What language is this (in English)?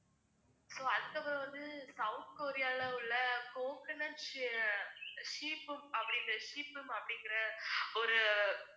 Tamil